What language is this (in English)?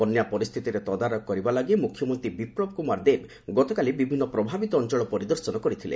Odia